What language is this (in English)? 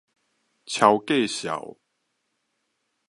Min Nan Chinese